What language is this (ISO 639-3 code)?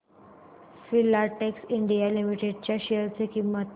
mar